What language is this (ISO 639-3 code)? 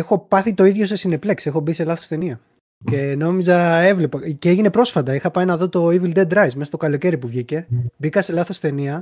ell